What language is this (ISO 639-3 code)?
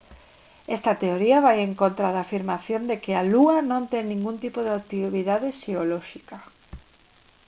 glg